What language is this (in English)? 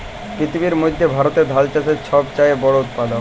Bangla